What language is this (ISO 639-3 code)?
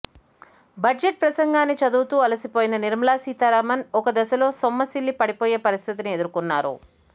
tel